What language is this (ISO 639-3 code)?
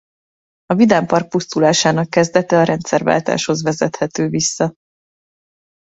hun